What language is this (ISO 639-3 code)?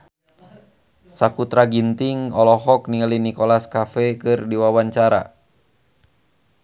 sun